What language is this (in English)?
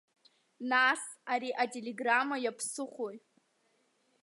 Abkhazian